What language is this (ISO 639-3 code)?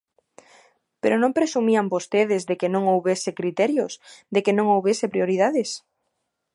glg